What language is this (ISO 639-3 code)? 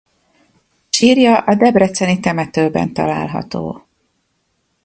hun